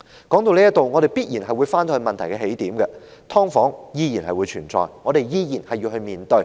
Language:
Cantonese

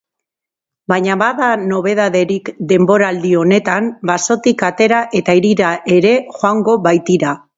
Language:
Basque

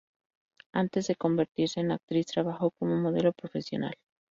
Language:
Spanish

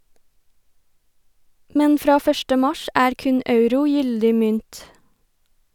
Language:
Norwegian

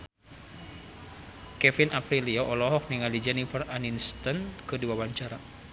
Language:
Sundanese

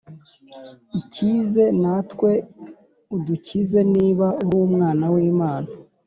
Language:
Kinyarwanda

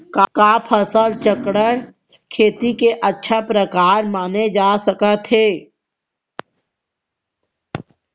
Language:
Chhattisgarhi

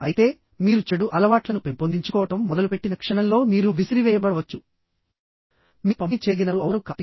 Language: Telugu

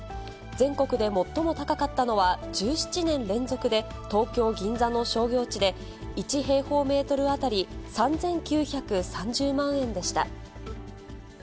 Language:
Japanese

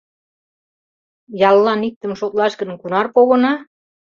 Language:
Mari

